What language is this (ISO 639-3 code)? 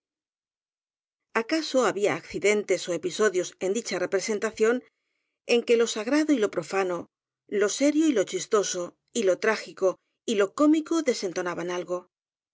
spa